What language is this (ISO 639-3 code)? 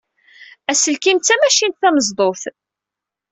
kab